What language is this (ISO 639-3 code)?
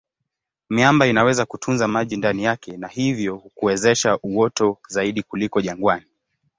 swa